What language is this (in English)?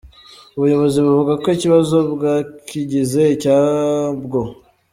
Kinyarwanda